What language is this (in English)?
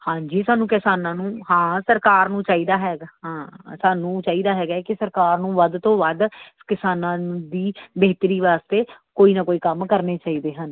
Punjabi